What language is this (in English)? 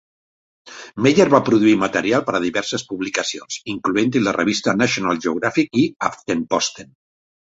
Catalan